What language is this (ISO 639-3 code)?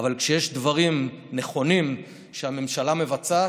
heb